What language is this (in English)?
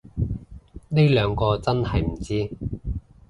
Cantonese